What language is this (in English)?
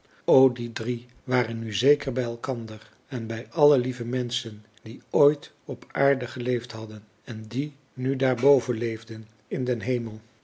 Dutch